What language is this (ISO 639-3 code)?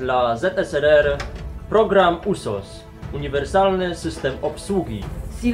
pol